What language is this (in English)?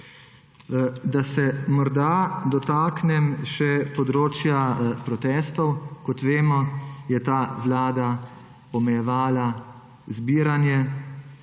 Slovenian